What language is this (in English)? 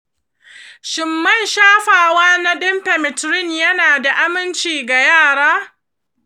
Hausa